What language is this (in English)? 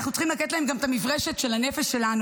Hebrew